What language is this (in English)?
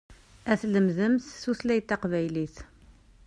Kabyle